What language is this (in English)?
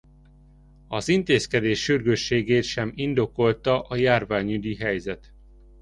Hungarian